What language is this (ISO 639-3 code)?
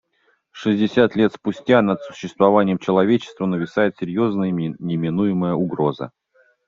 rus